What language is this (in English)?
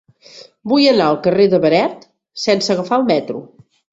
Catalan